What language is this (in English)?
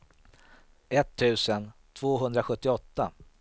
Swedish